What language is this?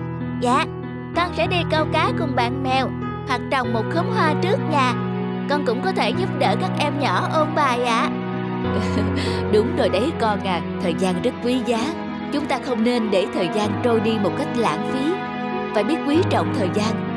Vietnamese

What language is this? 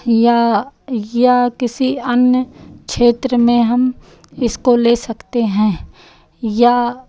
Hindi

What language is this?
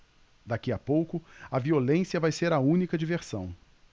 Portuguese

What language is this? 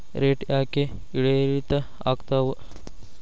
Kannada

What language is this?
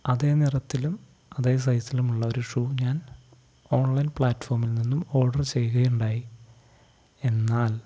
Malayalam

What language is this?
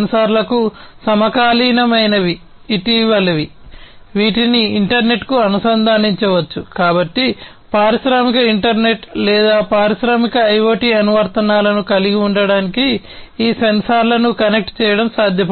Telugu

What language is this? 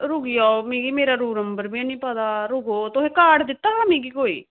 Dogri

